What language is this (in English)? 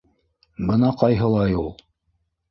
Bashkir